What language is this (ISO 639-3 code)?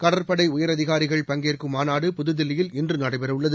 tam